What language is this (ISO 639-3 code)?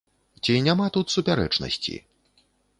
bel